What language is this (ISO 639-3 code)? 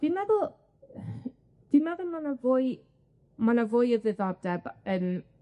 cym